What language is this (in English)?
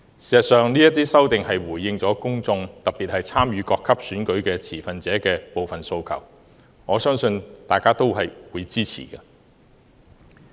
Cantonese